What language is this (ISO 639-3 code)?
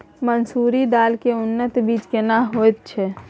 mai